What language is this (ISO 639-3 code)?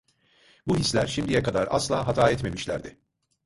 tur